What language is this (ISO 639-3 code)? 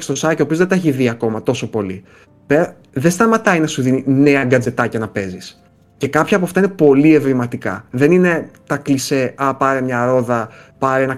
ell